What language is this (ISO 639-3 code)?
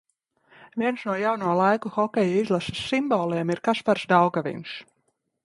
lav